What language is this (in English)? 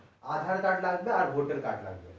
Bangla